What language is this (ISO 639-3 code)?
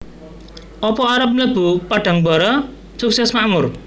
jav